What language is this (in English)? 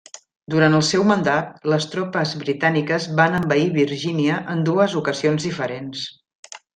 Catalan